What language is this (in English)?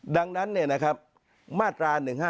Thai